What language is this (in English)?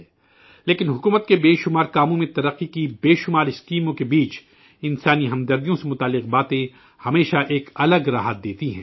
Urdu